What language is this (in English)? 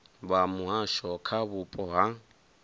Venda